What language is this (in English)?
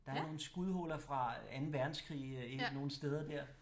Danish